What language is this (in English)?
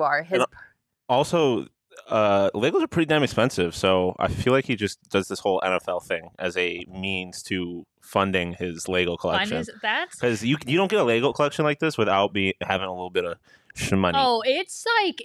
English